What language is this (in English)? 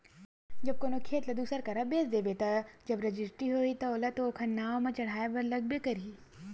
Chhattisgarhi